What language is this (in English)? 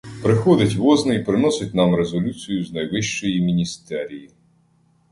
Ukrainian